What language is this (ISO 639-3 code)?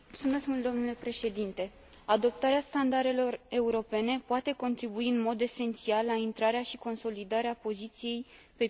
ron